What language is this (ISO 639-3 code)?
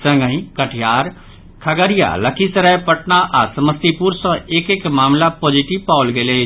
mai